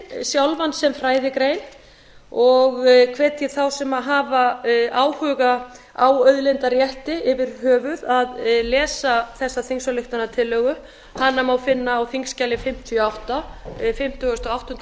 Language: Icelandic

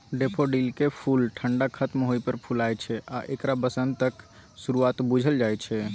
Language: Maithili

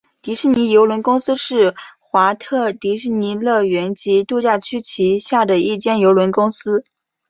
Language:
Chinese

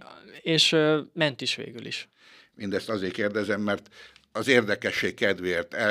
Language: Hungarian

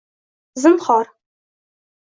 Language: Uzbek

